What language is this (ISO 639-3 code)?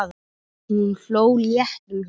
isl